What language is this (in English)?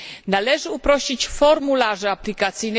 Polish